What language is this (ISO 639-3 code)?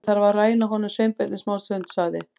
isl